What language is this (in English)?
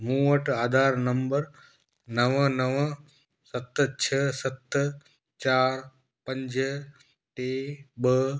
Sindhi